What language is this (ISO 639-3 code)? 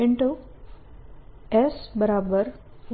guj